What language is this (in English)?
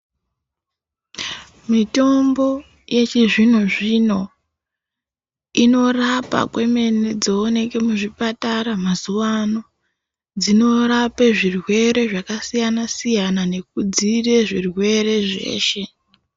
Ndau